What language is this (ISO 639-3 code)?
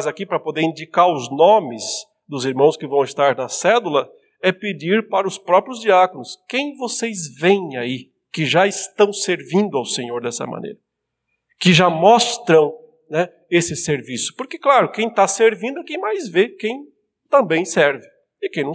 por